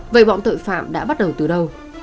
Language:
Vietnamese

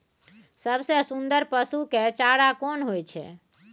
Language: Maithili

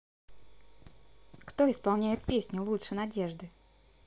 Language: Russian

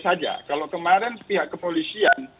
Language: Indonesian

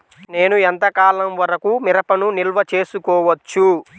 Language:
Telugu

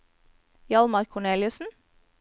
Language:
Norwegian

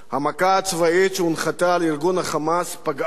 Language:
Hebrew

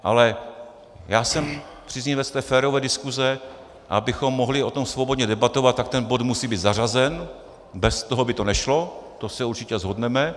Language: Czech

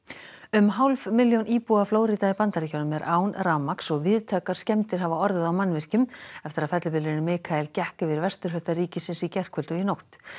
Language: Icelandic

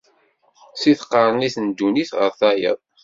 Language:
Kabyle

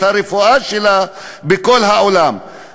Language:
Hebrew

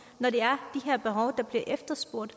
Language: Danish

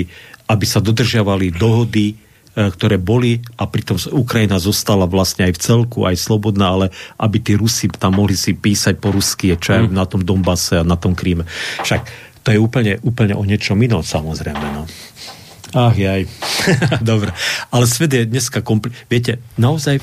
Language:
Slovak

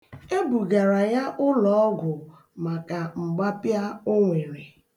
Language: Igbo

